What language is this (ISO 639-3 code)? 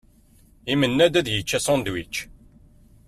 kab